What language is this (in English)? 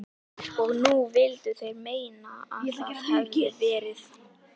Icelandic